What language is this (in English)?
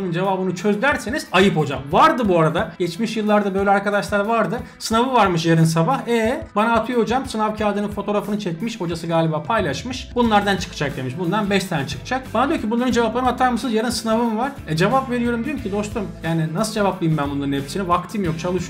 Turkish